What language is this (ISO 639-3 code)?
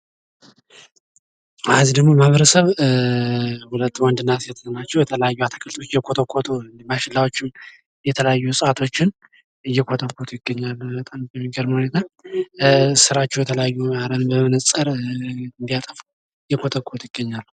amh